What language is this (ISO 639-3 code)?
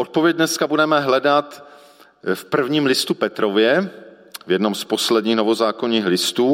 ces